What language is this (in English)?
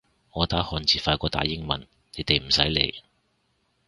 Cantonese